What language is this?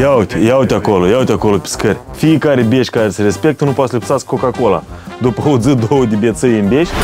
Romanian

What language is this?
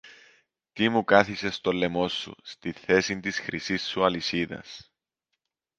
Greek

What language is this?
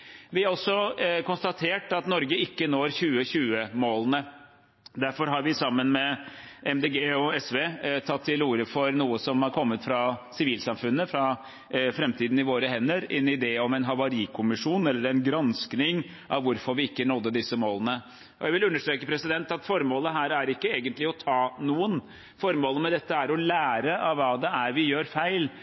Norwegian Bokmål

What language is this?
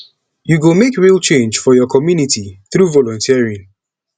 Nigerian Pidgin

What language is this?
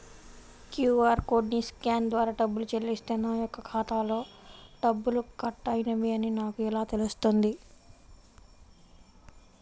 Telugu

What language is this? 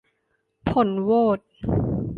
Thai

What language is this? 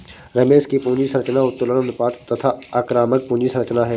Hindi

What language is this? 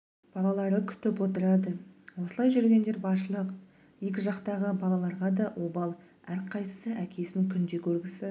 Kazakh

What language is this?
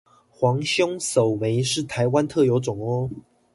Chinese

